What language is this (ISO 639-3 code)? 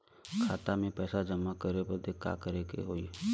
bho